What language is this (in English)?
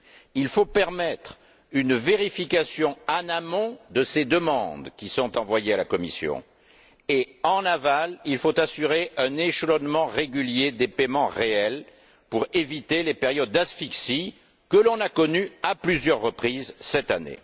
French